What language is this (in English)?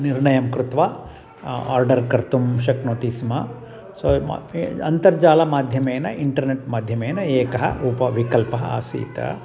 Sanskrit